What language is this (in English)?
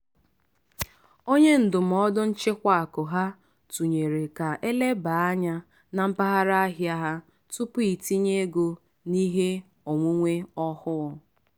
Igbo